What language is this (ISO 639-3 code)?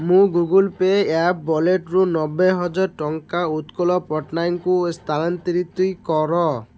ori